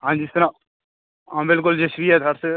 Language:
Dogri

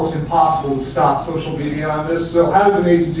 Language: English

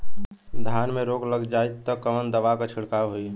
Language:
Bhojpuri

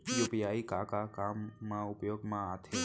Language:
Chhattisgarhi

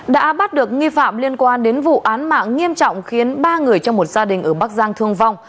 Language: Vietnamese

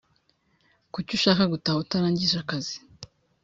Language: Kinyarwanda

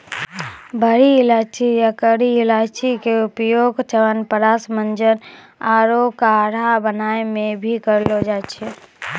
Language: Maithili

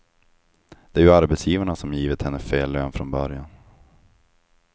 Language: Swedish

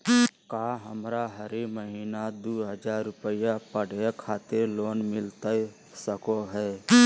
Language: Magahi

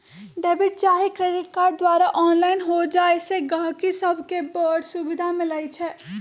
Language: Magahi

